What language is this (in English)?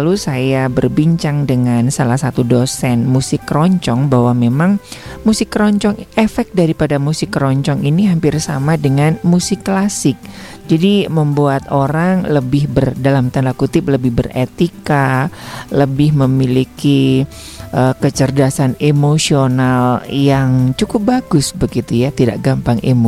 Indonesian